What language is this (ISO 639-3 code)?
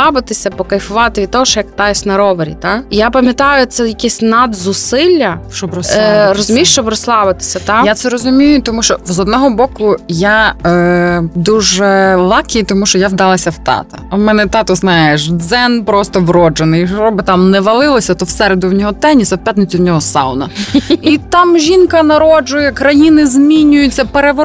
ukr